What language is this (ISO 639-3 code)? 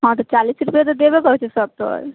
mai